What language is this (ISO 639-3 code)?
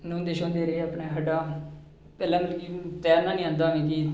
doi